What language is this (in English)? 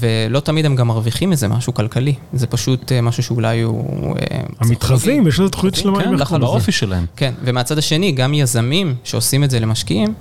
Hebrew